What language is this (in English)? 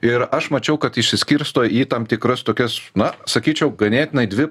Lithuanian